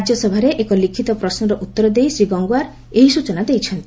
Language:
Odia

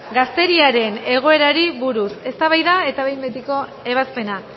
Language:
Basque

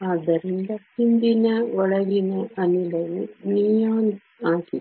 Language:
Kannada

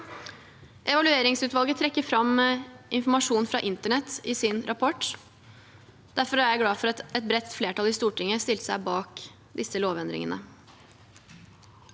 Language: Norwegian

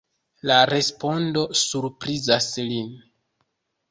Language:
Esperanto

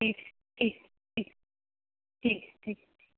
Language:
Urdu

